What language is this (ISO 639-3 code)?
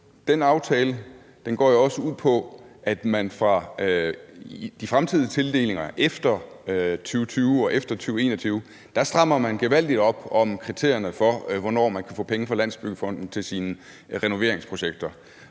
dan